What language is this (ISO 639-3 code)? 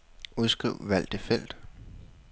dan